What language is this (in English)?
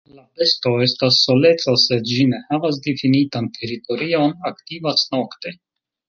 Esperanto